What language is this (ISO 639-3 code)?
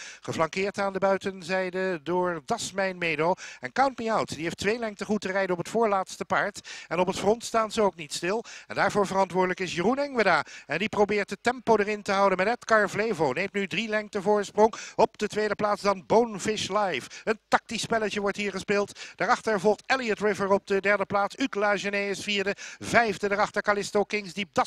nld